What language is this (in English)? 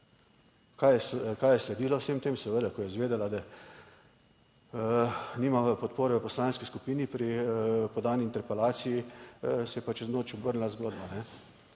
Slovenian